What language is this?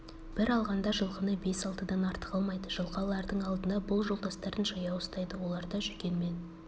Kazakh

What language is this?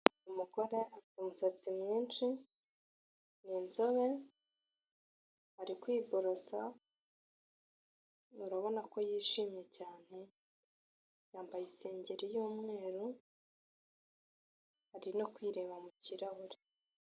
Kinyarwanda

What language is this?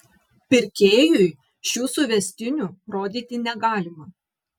Lithuanian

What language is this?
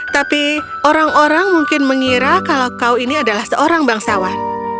Indonesian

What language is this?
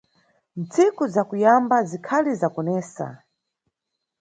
Nyungwe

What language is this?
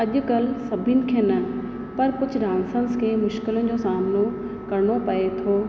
Sindhi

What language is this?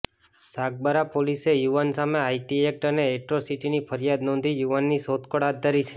Gujarati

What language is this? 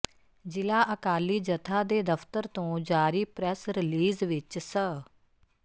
Punjabi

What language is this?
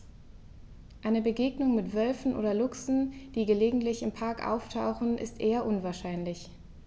German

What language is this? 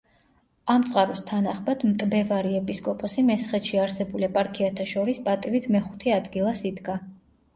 Georgian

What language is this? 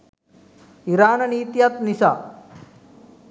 Sinhala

